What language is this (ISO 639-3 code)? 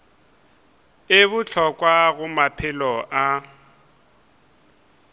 nso